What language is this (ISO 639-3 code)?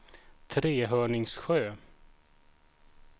swe